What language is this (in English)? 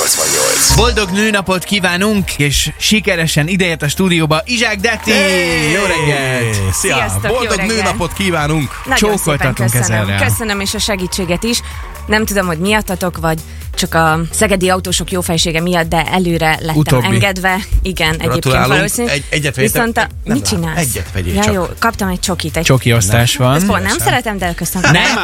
Hungarian